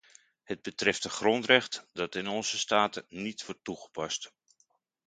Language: Dutch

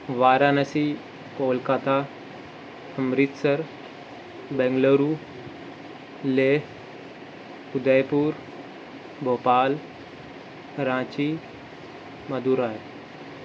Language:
Urdu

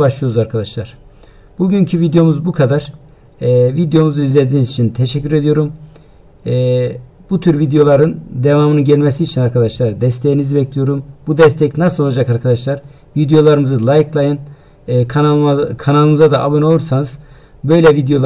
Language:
Turkish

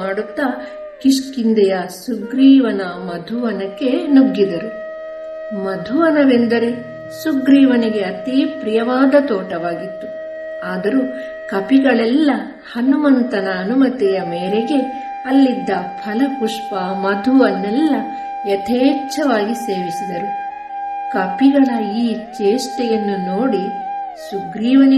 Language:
Kannada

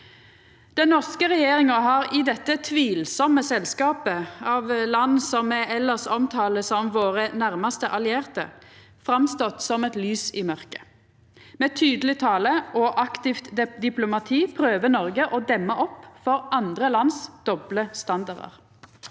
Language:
Norwegian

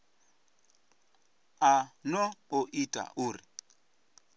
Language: Venda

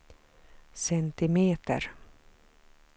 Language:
Swedish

